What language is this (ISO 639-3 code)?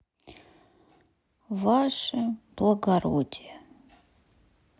rus